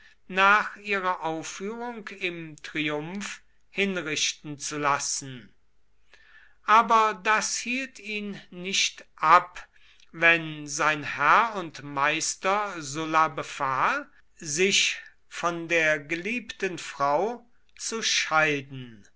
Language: German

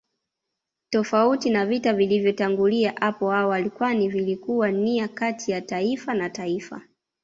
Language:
Swahili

